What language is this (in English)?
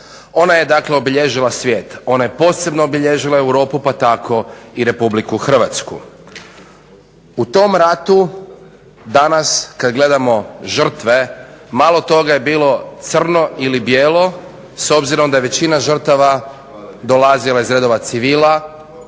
Croatian